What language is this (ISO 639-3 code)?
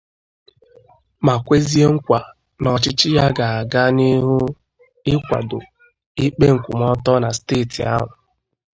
ibo